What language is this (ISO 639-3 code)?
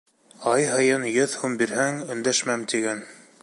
bak